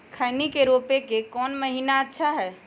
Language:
Magahi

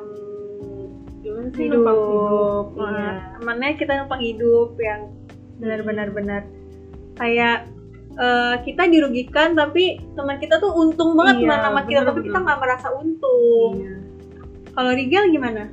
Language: Indonesian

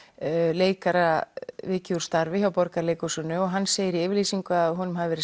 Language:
Icelandic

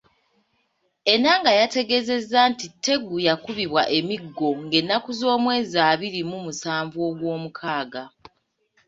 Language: Ganda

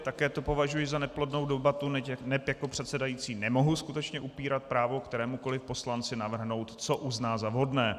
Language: Czech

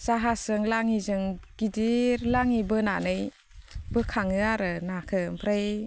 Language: Bodo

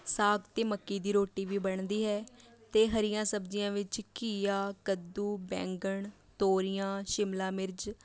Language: Punjabi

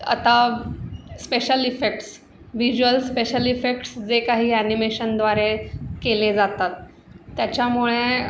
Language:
Marathi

